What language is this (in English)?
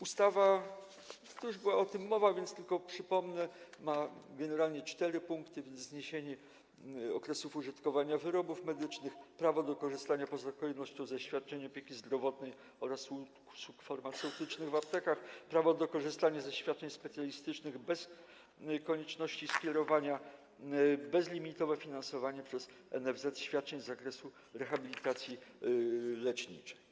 Polish